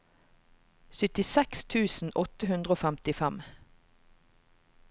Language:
Norwegian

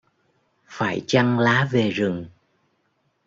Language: Vietnamese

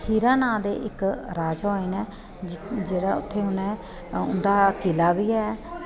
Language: Dogri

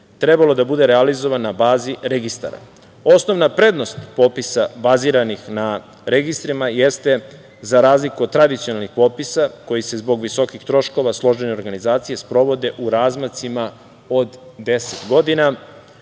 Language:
Serbian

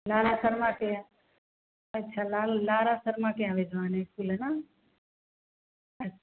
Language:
Hindi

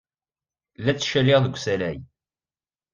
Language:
Kabyle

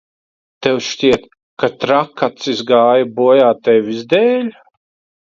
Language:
Latvian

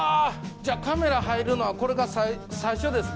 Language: Japanese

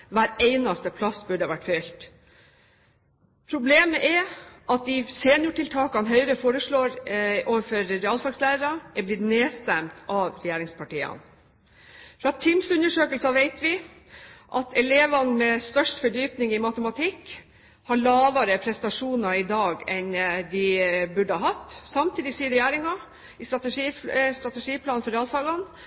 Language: Norwegian Bokmål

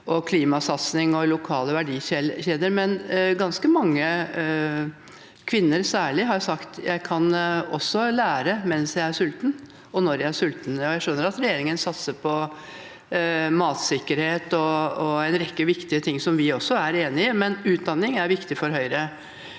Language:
Norwegian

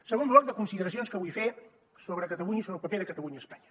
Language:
Catalan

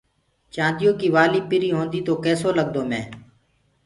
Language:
Gurgula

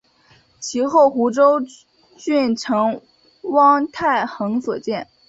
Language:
Chinese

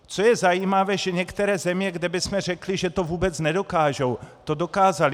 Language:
Czech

